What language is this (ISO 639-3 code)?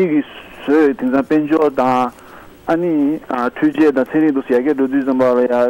kor